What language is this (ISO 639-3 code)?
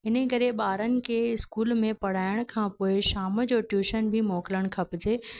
snd